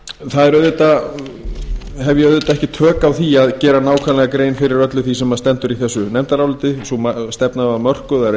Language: Icelandic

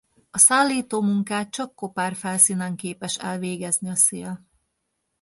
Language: Hungarian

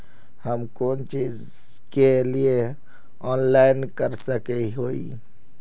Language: Magahi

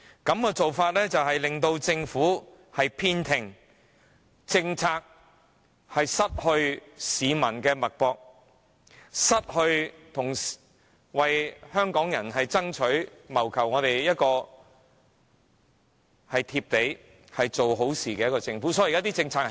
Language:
Cantonese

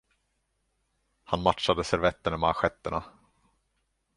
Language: Swedish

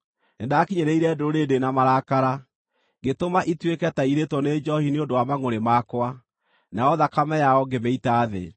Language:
Kikuyu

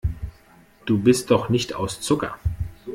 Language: German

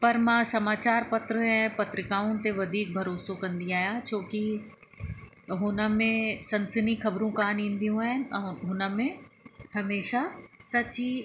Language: Sindhi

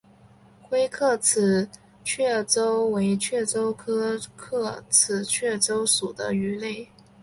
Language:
Chinese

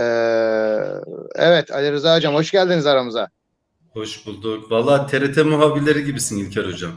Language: Turkish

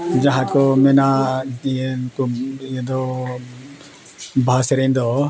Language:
Santali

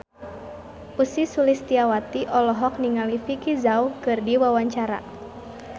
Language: Sundanese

